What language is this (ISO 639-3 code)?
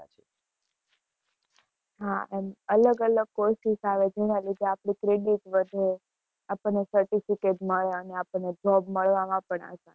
guj